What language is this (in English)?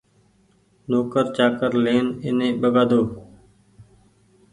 Goaria